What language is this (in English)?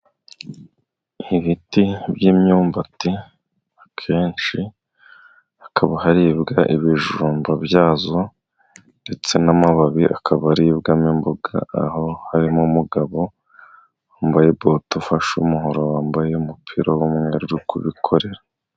Kinyarwanda